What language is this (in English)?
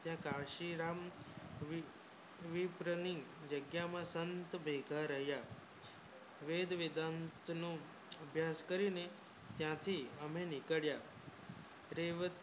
Gujarati